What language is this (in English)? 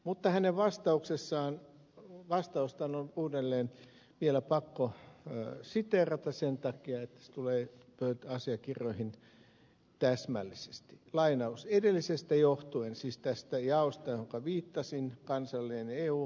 Finnish